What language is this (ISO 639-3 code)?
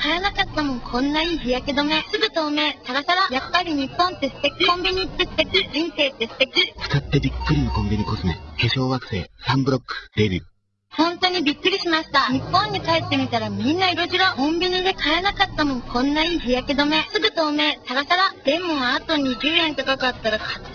jpn